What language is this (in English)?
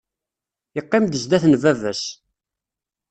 Kabyle